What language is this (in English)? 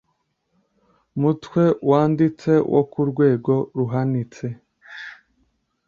Kinyarwanda